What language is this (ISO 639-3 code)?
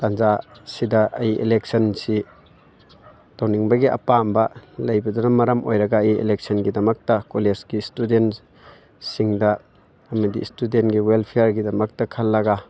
mni